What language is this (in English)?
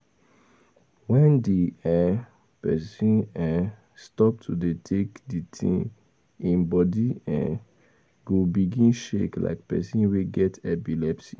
Nigerian Pidgin